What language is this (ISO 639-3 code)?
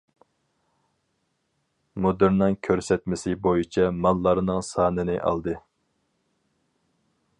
uig